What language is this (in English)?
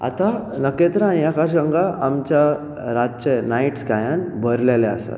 Konkani